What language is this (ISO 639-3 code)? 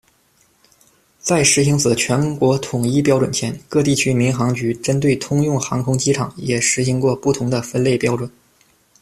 zho